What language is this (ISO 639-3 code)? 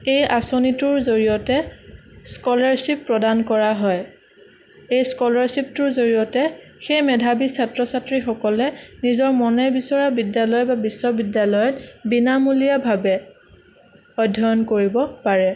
asm